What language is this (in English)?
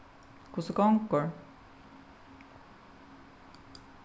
Faroese